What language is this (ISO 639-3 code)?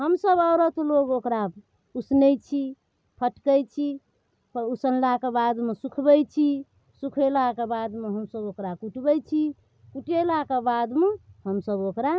mai